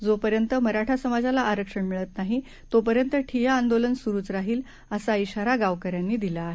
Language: Marathi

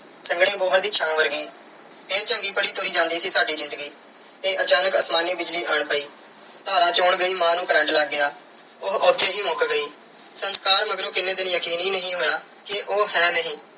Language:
Punjabi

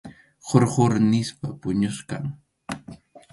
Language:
Arequipa-La Unión Quechua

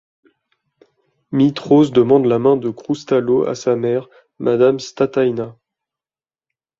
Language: French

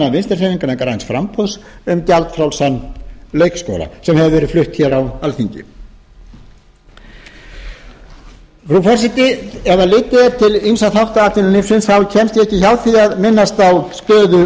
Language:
Icelandic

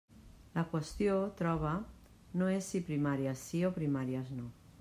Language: Catalan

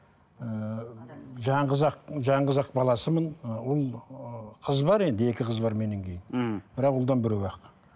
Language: Kazakh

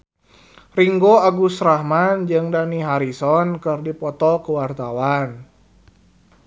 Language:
Sundanese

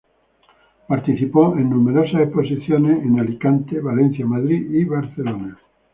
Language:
Spanish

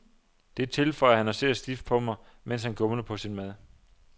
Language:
Danish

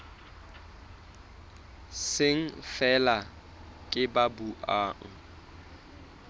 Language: Southern Sotho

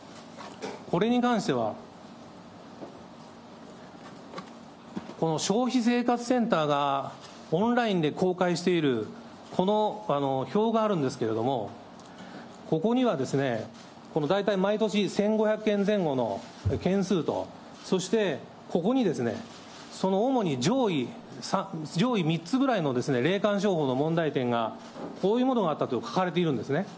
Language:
Japanese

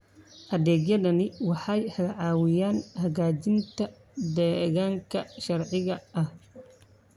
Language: Somali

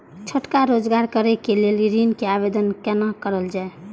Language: Maithili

